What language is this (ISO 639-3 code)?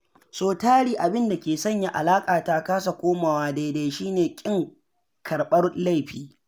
hau